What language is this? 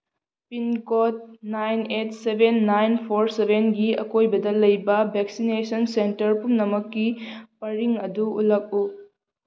Manipuri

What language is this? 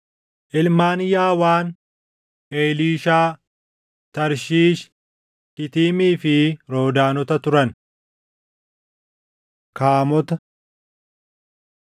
Oromo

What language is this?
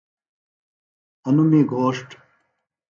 Phalura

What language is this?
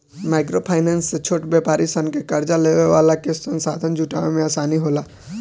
Bhojpuri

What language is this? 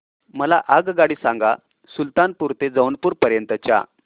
Marathi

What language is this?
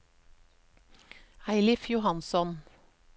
Norwegian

